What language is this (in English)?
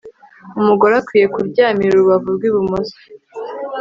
Kinyarwanda